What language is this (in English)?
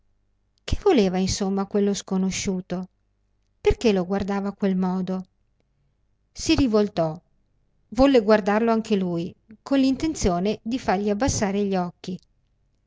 Italian